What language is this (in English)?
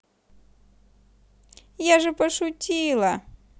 Russian